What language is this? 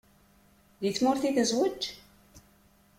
Kabyle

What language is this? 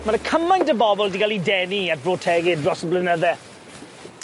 Welsh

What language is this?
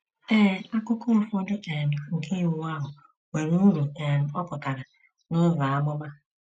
Igbo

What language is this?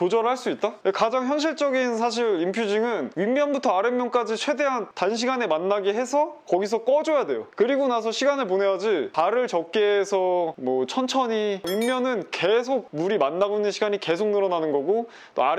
Korean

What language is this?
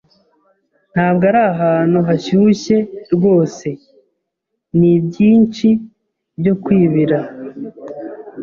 Kinyarwanda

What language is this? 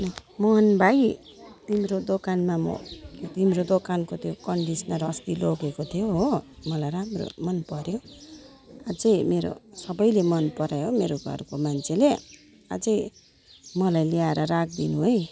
Nepali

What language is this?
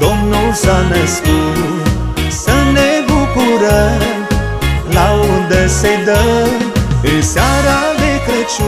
Romanian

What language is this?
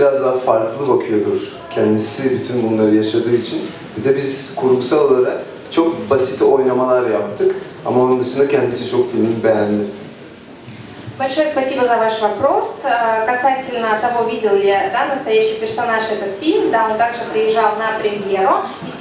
Russian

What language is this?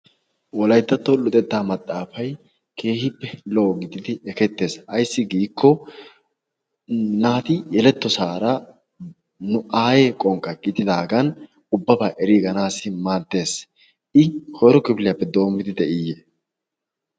Wolaytta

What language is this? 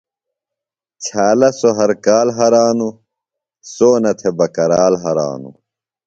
Phalura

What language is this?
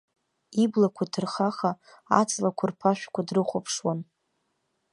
Abkhazian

